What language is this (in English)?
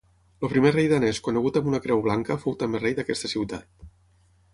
Catalan